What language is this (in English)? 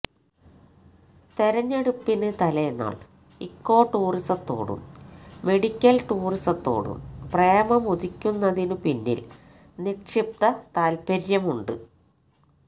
Malayalam